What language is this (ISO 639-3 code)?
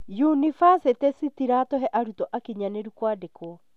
kik